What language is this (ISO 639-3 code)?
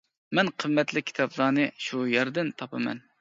uig